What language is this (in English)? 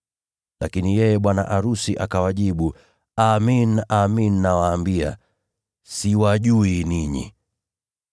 Swahili